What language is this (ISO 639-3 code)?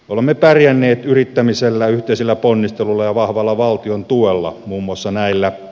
fin